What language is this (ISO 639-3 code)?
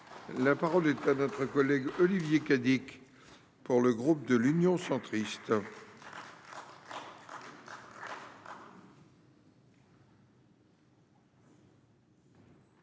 fra